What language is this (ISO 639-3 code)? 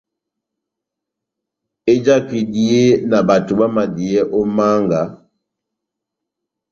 bnm